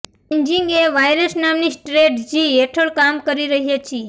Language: Gujarati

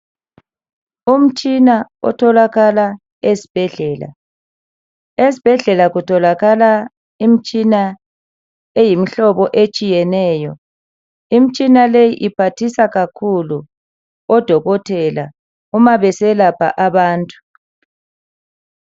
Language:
North Ndebele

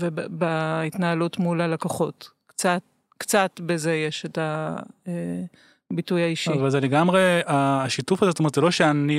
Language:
Hebrew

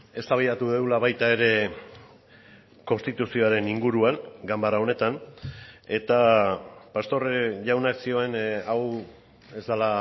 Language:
Basque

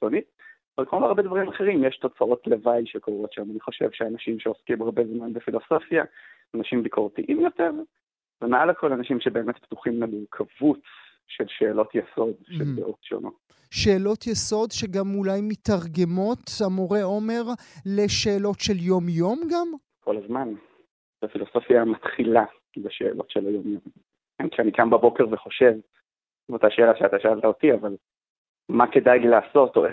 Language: Hebrew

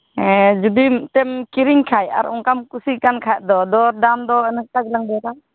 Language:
Santali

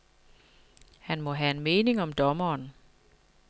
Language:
Danish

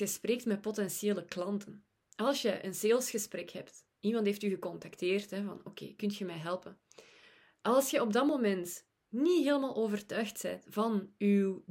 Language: Dutch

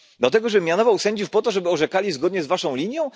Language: Polish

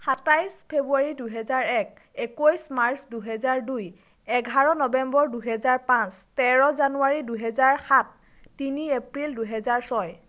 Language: Assamese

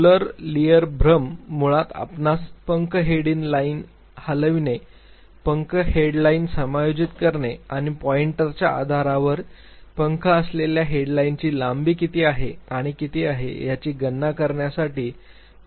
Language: Marathi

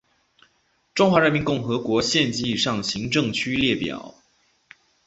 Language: Chinese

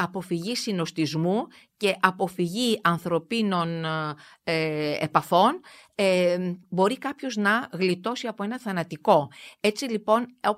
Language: Greek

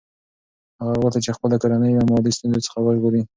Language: Pashto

